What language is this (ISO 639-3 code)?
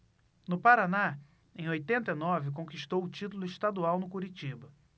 por